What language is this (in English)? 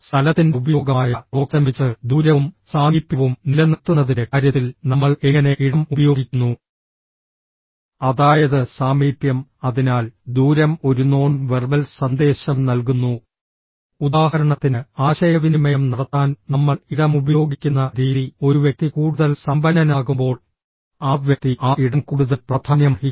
Malayalam